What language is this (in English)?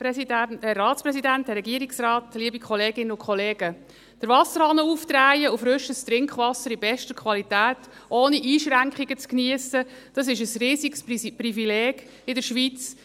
Swiss German